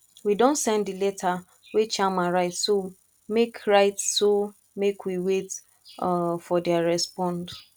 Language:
Nigerian Pidgin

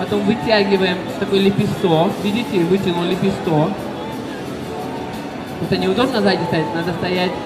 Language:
Russian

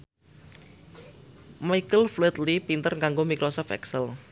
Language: Javanese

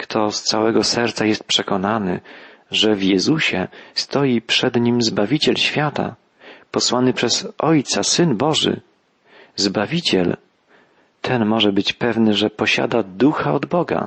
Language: Polish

